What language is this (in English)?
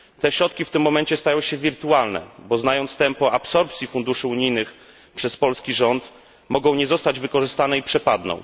Polish